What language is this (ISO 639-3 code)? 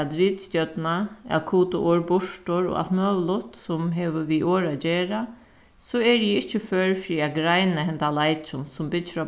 fao